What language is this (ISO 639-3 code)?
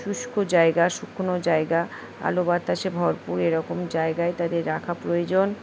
ben